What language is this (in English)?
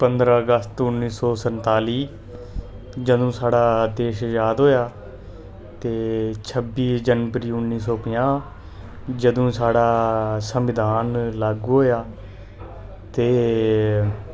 Dogri